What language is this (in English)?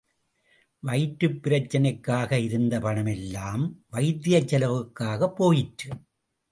Tamil